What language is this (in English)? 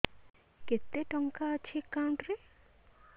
Odia